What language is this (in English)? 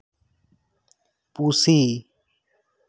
Santali